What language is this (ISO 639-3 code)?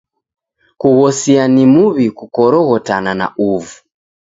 dav